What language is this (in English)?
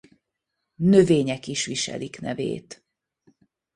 Hungarian